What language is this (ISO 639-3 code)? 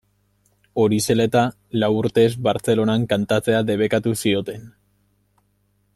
eus